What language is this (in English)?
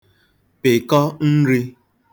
Igbo